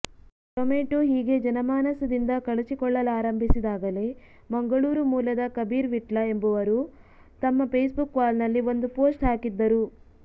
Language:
Kannada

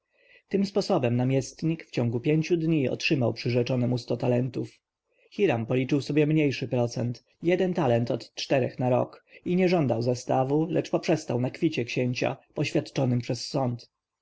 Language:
Polish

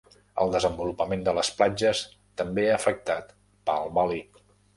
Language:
Catalan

